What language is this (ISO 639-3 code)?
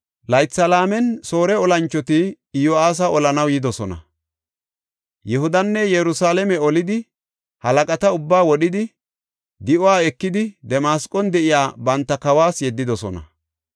gof